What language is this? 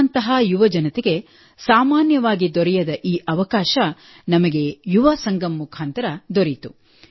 Kannada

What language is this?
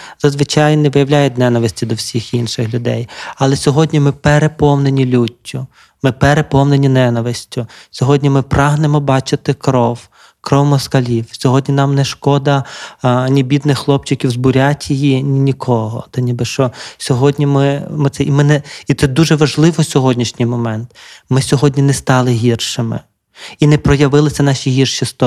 Ukrainian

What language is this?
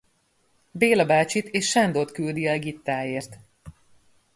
Hungarian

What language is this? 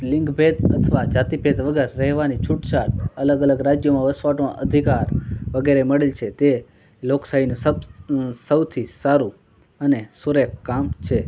Gujarati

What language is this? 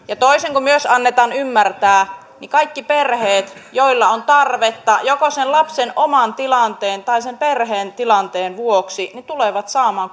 Finnish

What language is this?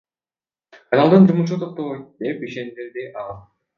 Kyrgyz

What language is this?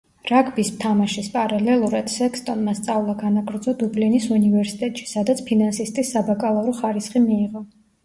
Georgian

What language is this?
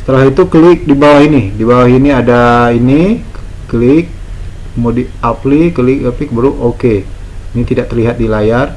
Indonesian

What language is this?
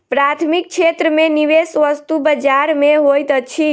Maithili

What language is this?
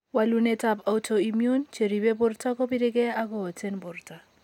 Kalenjin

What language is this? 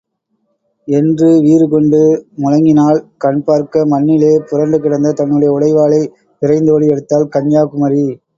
Tamil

